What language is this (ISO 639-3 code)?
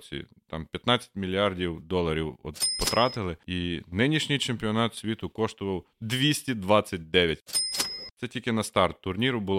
ukr